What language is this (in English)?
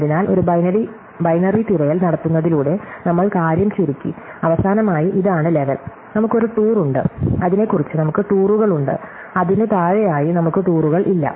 Malayalam